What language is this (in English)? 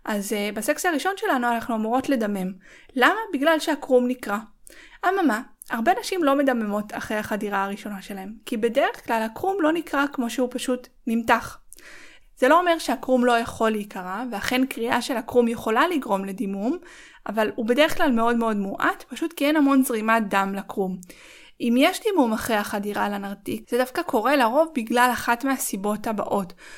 Hebrew